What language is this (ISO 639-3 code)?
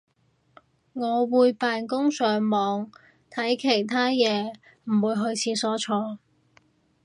yue